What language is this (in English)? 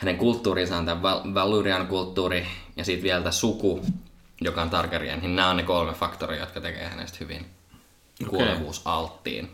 Finnish